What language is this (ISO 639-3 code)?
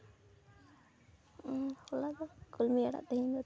sat